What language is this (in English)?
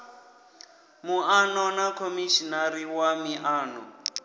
Venda